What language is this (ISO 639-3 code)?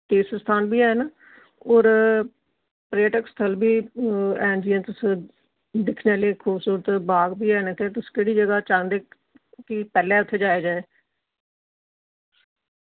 doi